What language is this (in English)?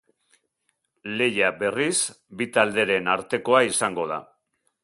Basque